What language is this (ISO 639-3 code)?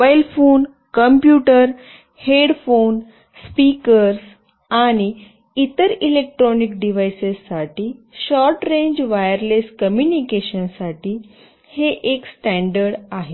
mar